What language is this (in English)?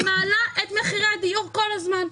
Hebrew